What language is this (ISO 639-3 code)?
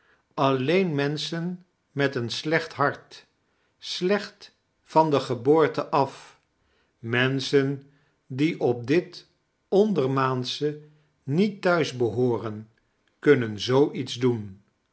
nld